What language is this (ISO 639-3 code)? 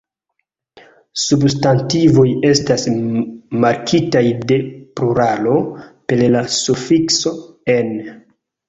epo